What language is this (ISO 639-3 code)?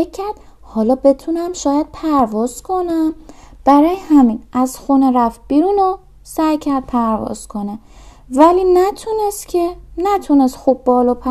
fas